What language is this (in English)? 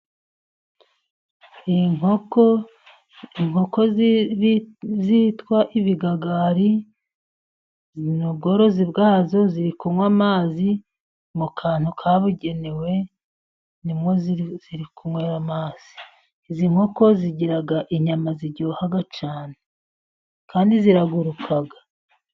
Kinyarwanda